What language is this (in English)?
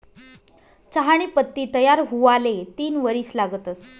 Marathi